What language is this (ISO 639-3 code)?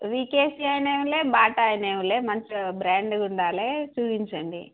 tel